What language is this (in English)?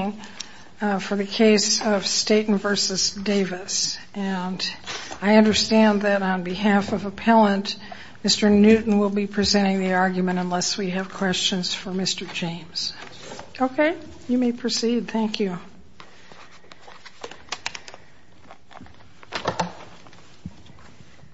English